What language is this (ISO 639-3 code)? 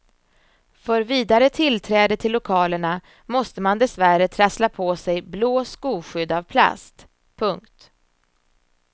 swe